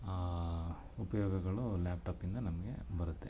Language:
Kannada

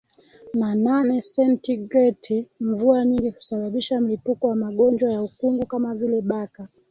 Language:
Swahili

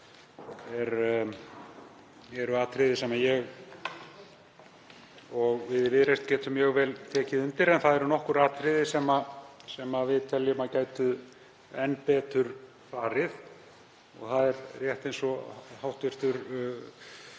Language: Icelandic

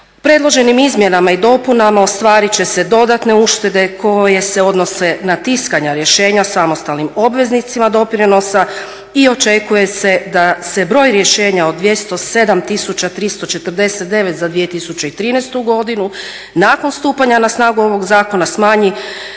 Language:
Croatian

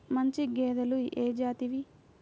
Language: Telugu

